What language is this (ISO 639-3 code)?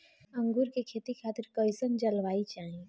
bho